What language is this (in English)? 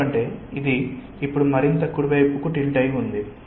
Telugu